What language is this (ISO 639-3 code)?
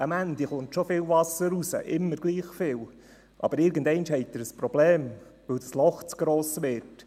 gsw